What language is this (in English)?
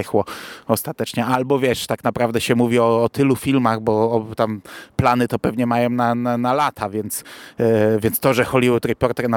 Polish